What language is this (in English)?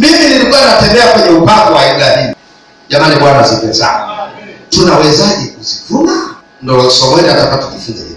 Swahili